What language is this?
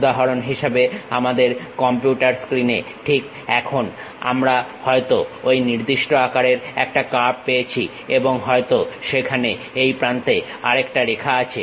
Bangla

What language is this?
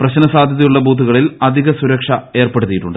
Malayalam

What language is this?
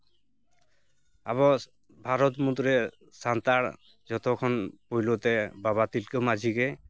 Santali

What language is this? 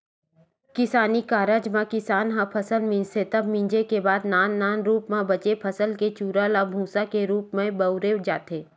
Chhattisgarhi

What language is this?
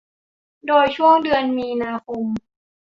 Thai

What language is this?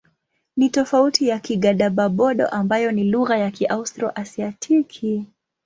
Swahili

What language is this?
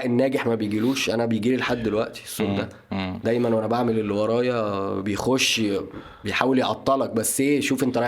Arabic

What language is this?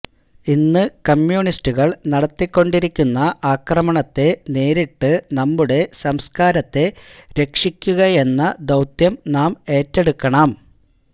Malayalam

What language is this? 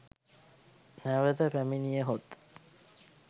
Sinhala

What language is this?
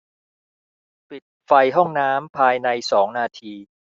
Thai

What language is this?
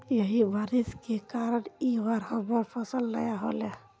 Magahi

